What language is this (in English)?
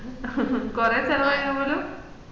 Malayalam